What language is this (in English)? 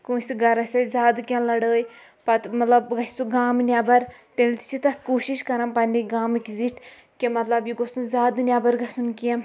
Kashmiri